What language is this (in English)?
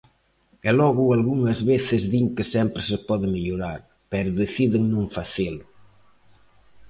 Galician